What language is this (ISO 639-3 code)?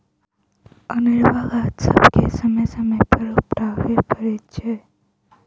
mai